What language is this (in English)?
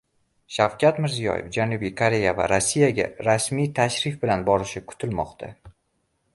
Uzbek